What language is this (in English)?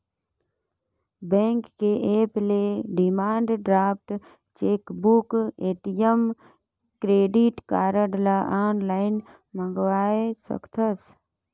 Chhattisgarhi